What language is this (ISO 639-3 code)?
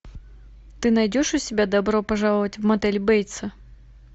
rus